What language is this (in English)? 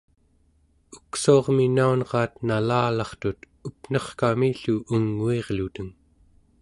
Central Yupik